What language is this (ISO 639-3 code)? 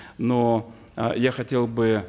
kaz